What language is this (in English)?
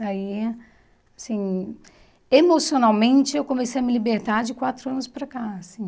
Portuguese